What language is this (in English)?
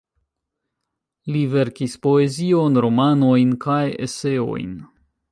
Esperanto